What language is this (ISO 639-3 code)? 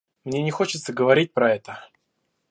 rus